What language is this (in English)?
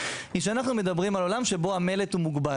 Hebrew